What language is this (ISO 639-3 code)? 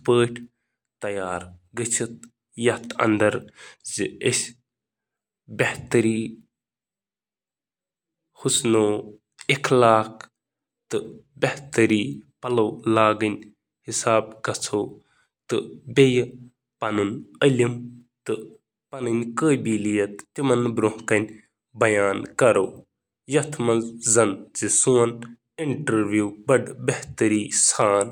kas